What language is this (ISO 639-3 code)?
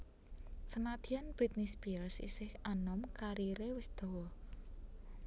jav